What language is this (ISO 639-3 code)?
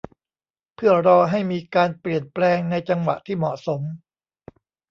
tha